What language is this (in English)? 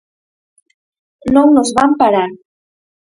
Galician